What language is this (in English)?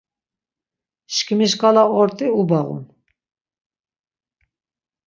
Laz